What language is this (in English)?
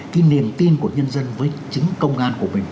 Vietnamese